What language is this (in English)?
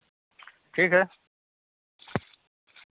Hindi